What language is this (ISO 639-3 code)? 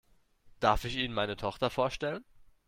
deu